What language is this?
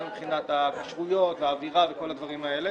Hebrew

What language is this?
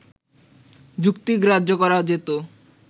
Bangla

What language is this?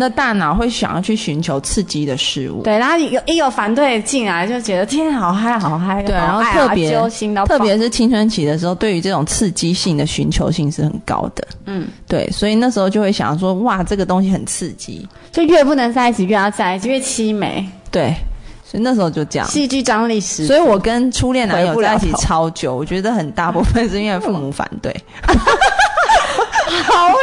Chinese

